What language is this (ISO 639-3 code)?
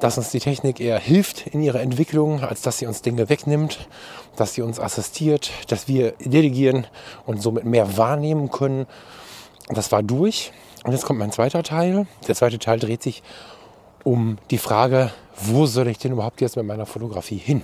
deu